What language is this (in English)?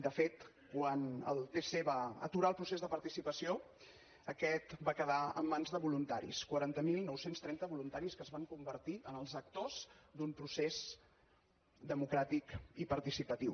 Catalan